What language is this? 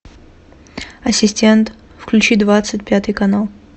Russian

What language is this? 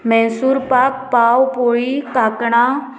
Konkani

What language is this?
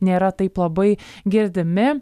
Lithuanian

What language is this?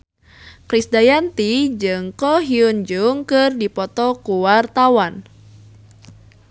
Sundanese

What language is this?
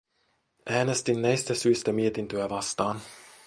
Finnish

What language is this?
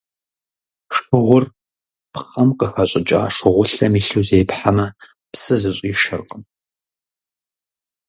Kabardian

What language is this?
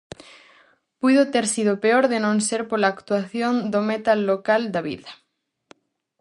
Galician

